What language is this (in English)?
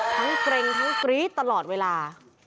Thai